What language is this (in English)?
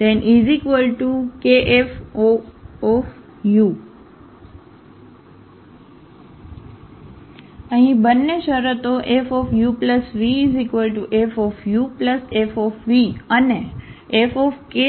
Gujarati